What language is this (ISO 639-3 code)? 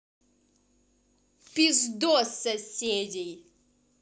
rus